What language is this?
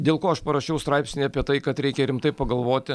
Lithuanian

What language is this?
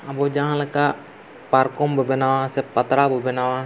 Santali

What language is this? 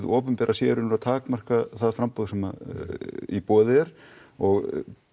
Icelandic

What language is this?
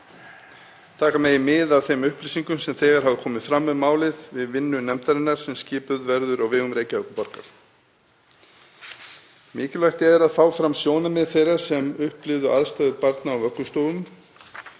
Icelandic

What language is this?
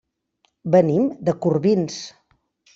Catalan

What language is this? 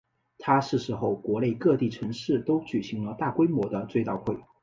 Chinese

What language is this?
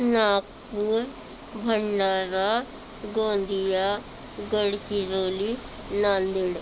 Marathi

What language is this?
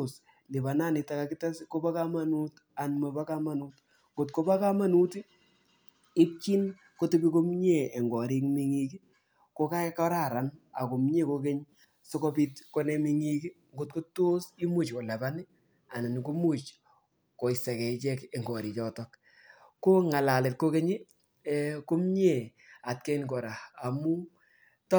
Kalenjin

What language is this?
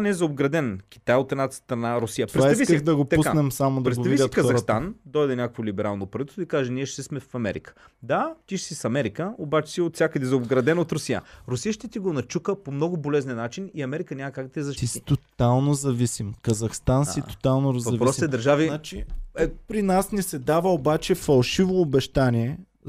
Bulgarian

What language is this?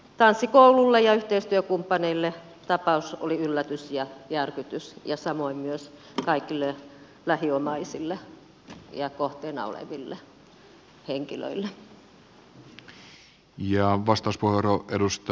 Finnish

